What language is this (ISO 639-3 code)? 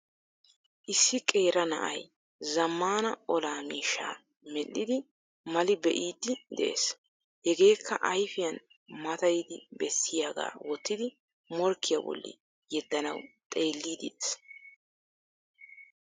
wal